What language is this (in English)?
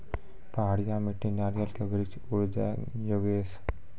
Maithili